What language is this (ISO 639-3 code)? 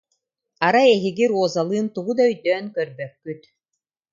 sah